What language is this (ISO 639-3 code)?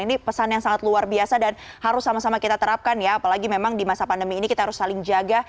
ind